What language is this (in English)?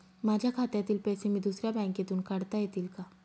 Marathi